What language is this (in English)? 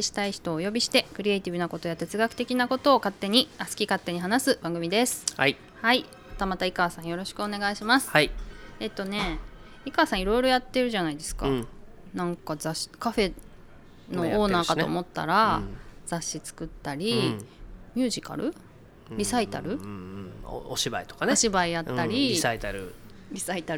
Japanese